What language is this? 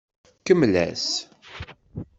Kabyle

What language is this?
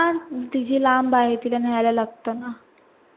Marathi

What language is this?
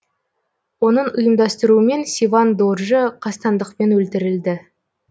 Kazakh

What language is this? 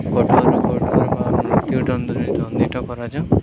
Odia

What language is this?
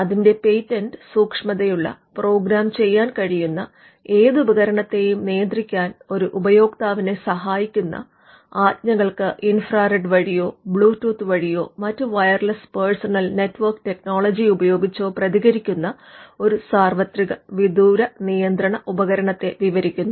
Malayalam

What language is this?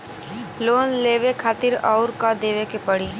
Bhojpuri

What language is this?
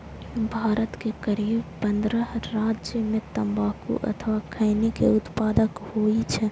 Maithili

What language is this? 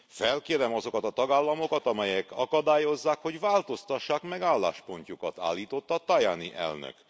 Hungarian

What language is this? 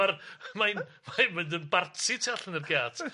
Welsh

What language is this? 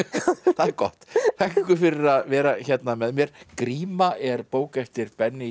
Icelandic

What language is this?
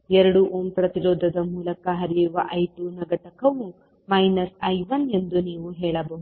Kannada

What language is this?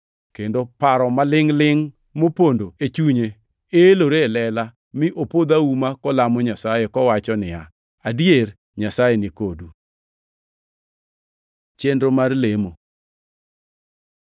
Luo (Kenya and Tanzania)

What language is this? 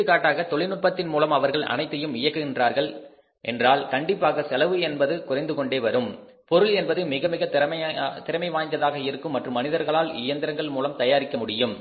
Tamil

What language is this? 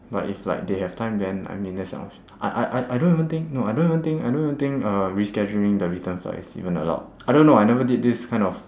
English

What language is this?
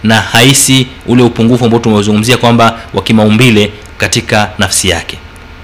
Swahili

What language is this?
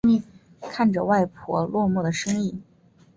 Chinese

